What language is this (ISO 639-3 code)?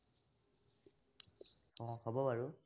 asm